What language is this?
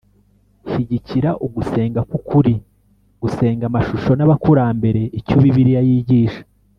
Kinyarwanda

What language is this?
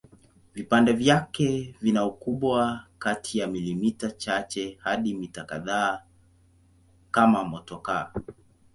Swahili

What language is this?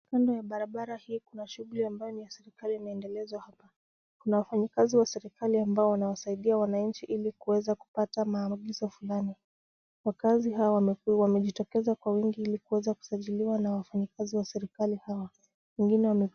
Swahili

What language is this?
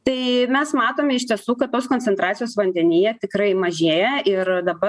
Lithuanian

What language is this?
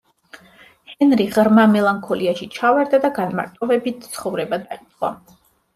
Georgian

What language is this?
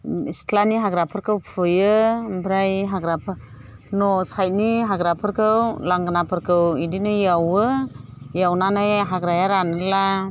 Bodo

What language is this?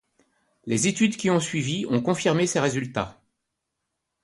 French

